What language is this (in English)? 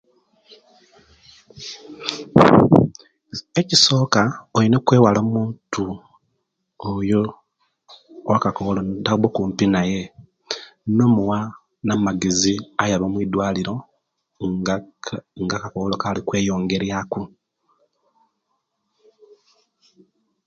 Kenyi